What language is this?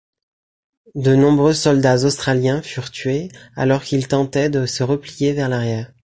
French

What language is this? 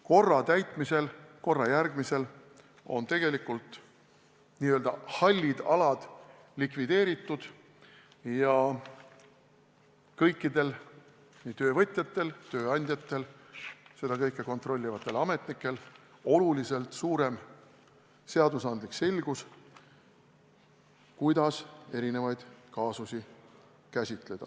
Estonian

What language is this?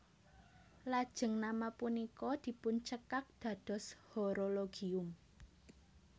Javanese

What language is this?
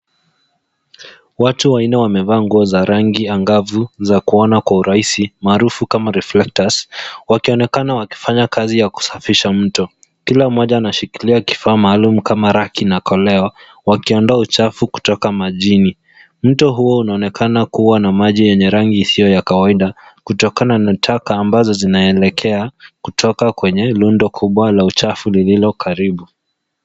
Swahili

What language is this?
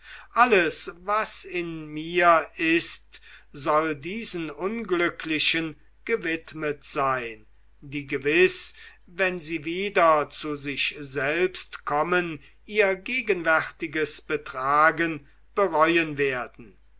German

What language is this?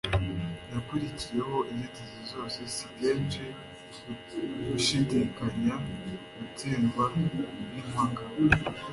Kinyarwanda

